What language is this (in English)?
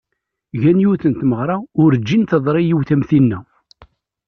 Kabyle